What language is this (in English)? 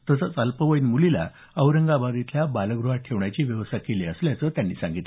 Marathi